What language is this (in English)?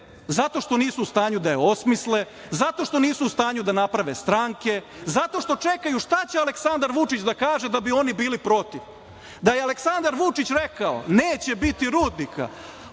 Serbian